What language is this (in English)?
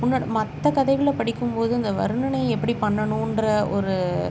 Tamil